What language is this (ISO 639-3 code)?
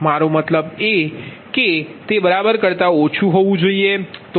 guj